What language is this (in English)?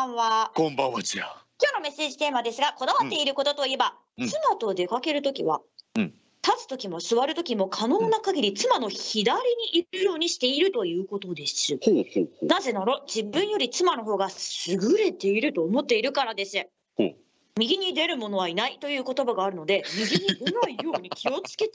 Japanese